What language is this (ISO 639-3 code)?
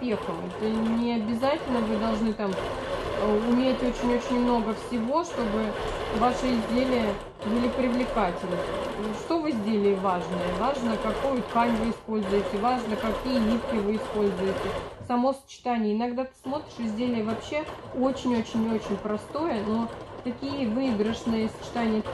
rus